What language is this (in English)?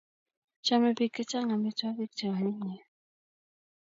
Kalenjin